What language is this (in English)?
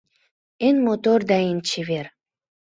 Mari